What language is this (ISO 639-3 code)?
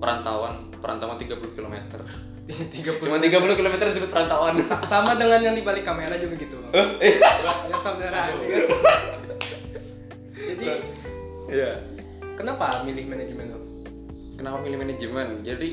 ind